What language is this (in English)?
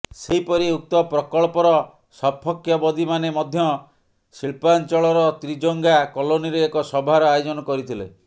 Odia